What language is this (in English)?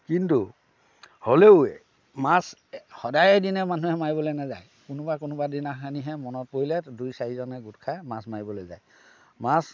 Assamese